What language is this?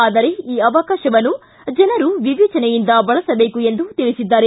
Kannada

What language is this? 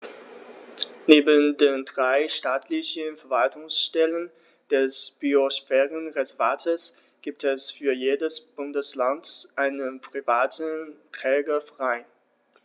German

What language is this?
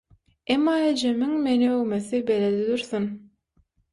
Turkmen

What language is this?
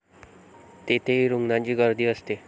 Marathi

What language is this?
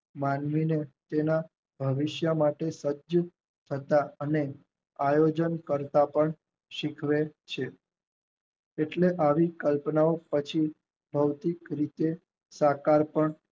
Gujarati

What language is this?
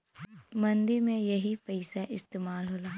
Bhojpuri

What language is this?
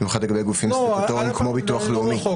Hebrew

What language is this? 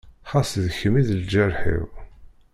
Kabyle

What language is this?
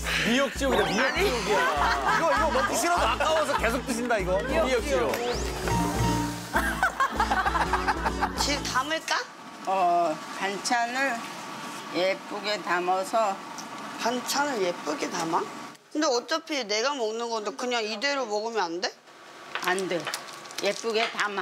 Korean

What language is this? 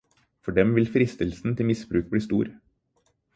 Norwegian Bokmål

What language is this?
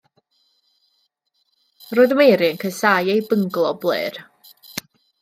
Welsh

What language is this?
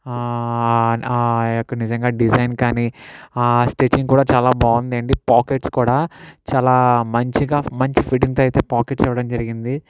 Telugu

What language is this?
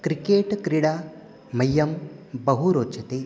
Sanskrit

